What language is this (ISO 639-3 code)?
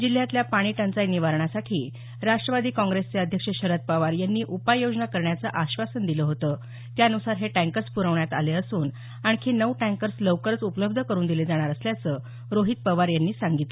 mar